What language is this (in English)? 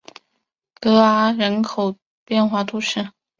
Chinese